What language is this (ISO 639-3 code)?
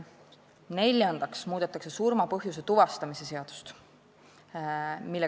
est